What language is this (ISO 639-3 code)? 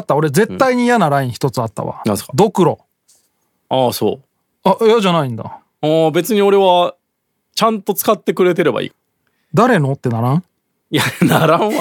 jpn